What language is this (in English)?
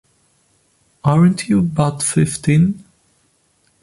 English